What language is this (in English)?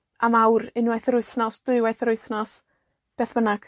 Welsh